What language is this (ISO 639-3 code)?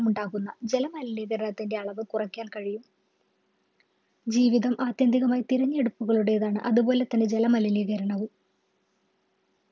mal